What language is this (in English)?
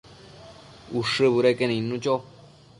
Matsés